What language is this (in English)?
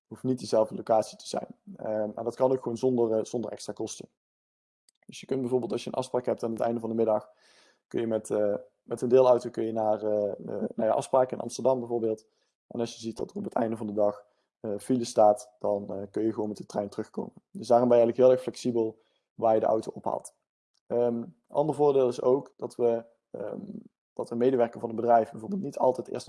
Dutch